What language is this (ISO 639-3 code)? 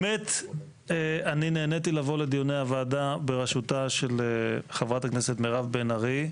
heb